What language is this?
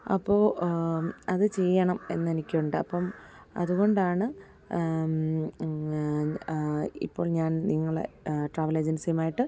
Malayalam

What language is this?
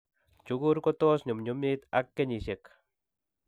Kalenjin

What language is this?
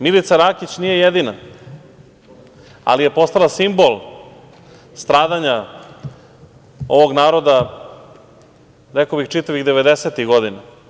Serbian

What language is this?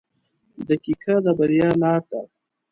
Pashto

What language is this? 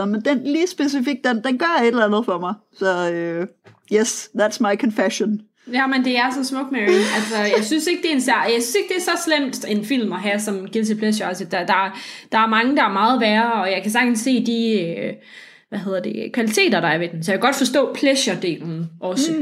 Danish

